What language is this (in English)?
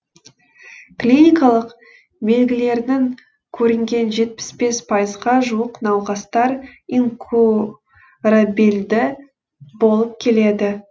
Kazakh